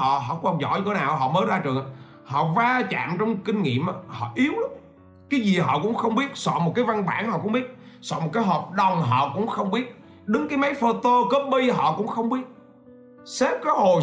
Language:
Vietnamese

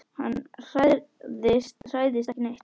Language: Icelandic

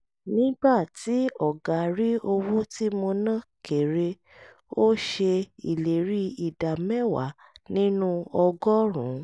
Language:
Yoruba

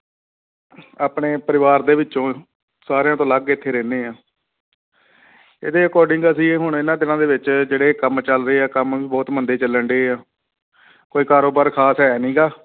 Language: Punjabi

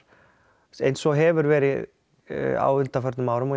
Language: Icelandic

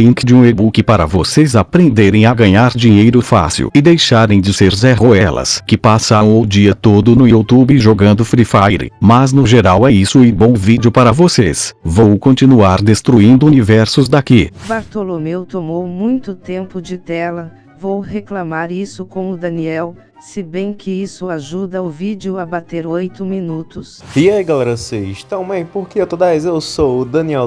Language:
Portuguese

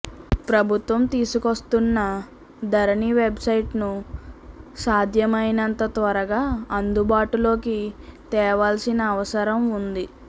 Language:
Telugu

